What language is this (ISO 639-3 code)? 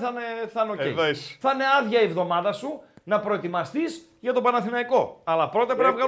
ell